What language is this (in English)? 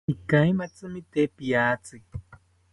South Ucayali Ashéninka